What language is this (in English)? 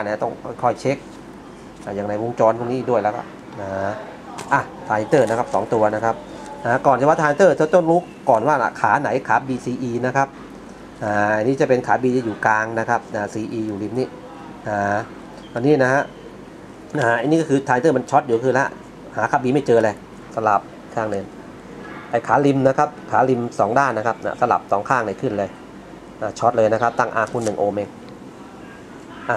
Thai